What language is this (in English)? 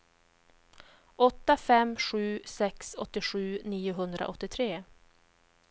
Swedish